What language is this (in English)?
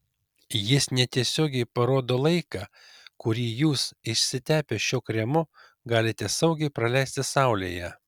Lithuanian